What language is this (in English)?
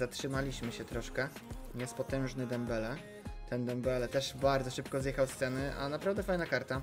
Polish